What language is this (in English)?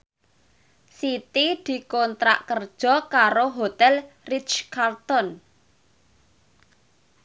Javanese